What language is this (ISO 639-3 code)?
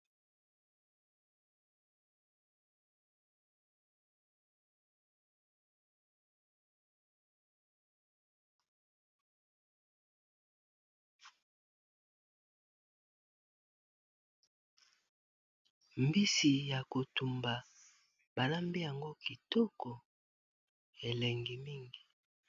lin